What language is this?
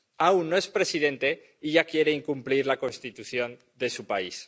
Spanish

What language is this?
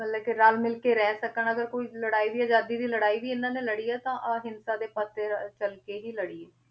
Punjabi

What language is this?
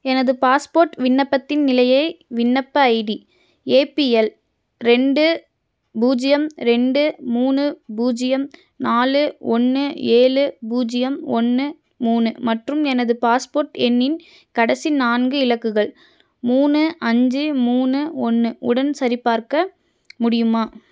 Tamil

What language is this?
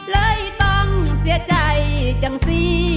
Thai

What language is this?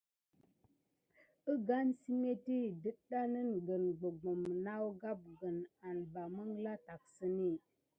Gidar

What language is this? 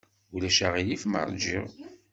Kabyle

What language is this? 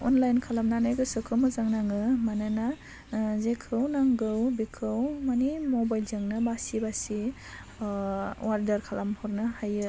Bodo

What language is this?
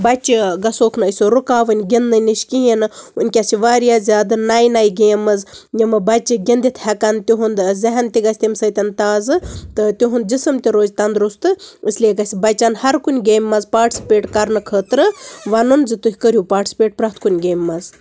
Kashmiri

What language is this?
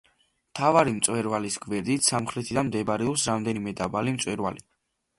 Georgian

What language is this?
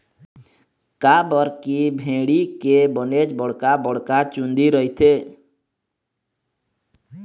Chhattisgarhi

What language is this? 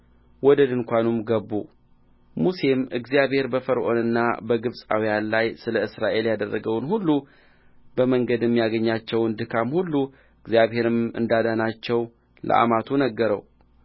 Amharic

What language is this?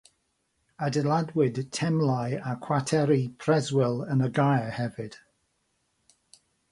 Welsh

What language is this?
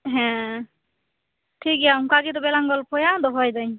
Santali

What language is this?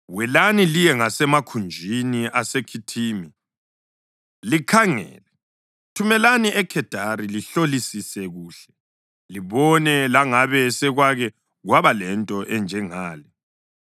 North Ndebele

